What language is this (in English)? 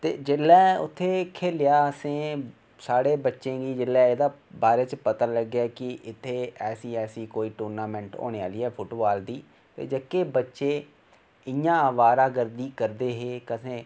Dogri